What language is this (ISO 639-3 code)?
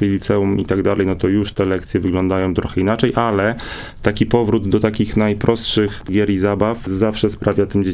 pol